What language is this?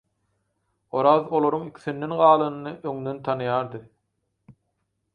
Turkmen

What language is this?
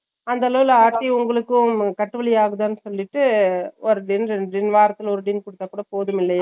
Tamil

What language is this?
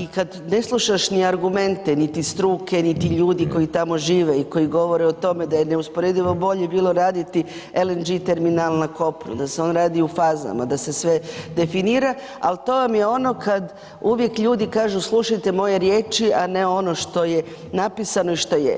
Croatian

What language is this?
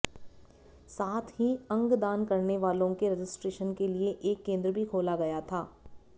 Hindi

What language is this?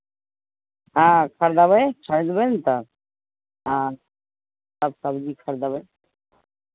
Maithili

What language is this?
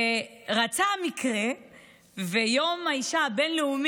Hebrew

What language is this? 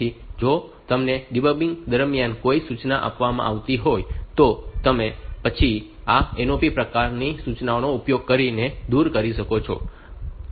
Gujarati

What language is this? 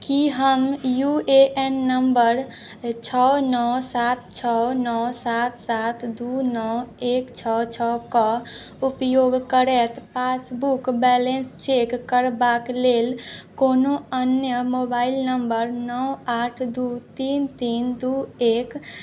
Maithili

